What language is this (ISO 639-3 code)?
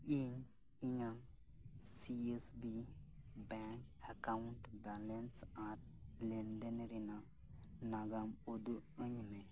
sat